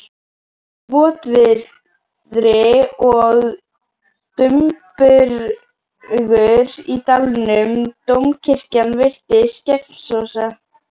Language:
Icelandic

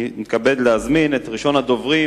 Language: Hebrew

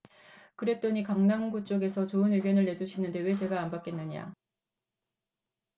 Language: Korean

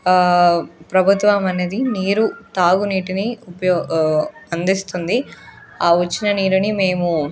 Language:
Telugu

